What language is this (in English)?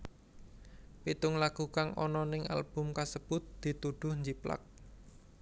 Javanese